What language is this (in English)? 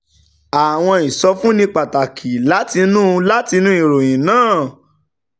Yoruba